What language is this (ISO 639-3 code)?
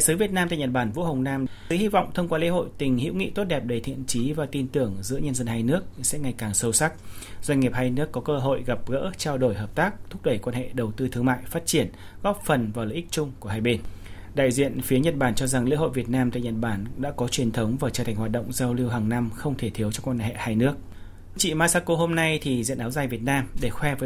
vie